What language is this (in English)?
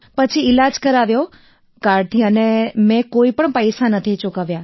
Gujarati